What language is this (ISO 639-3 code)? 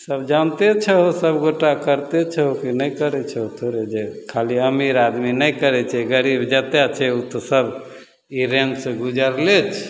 mai